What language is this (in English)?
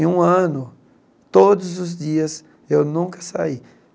Portuguese